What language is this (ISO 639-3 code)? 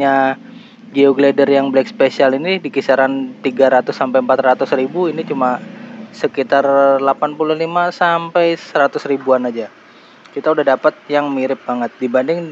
ind